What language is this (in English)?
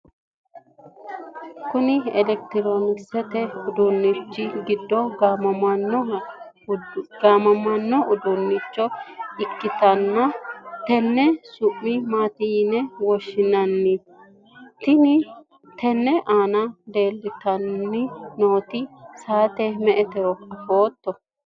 Sidamo